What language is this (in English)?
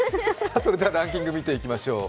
Japanese